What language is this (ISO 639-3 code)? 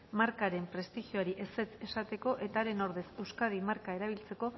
eus